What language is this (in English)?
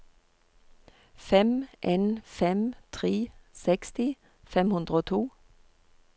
Norwegian